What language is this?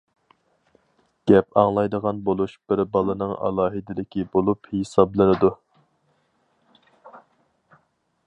Uyghur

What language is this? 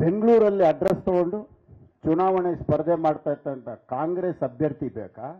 Kannada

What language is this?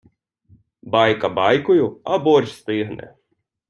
Ukrainian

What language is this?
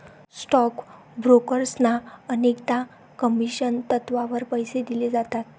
Marathi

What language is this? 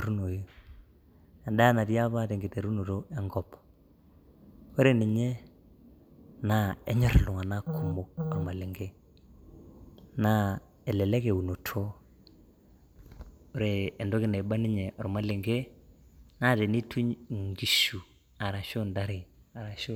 Masai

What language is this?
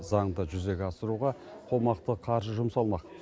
Kazakh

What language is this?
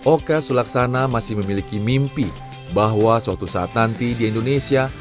Indonesian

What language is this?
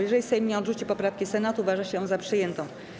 Polish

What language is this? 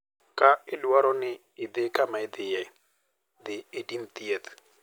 Luo (Kenya and Tanzania)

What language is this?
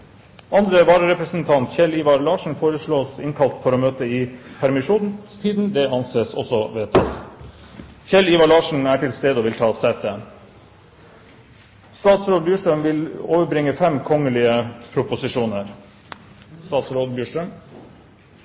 Norwegian Bokmål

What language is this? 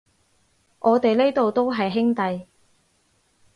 Cantonese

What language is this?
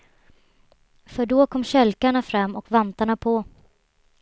Swedish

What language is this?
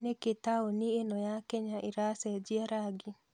Kikuyu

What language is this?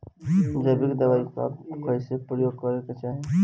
Bhojpuri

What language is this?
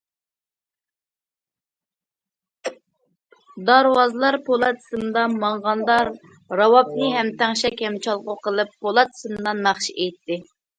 Uyghur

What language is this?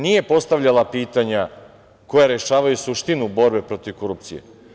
Serbian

